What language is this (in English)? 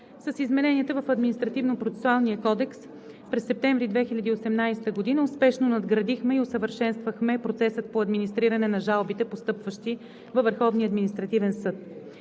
Bulgarian